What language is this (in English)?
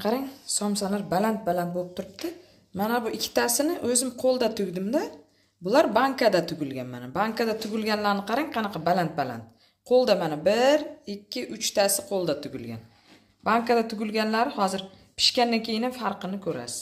Turkish